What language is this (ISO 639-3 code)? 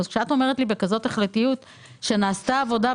heb